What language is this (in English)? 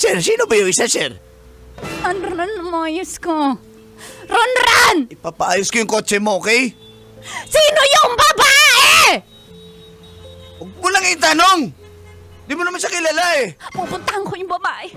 Filipino